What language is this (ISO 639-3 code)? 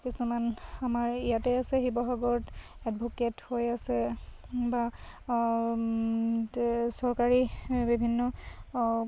asm